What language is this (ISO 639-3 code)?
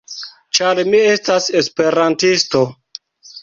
epo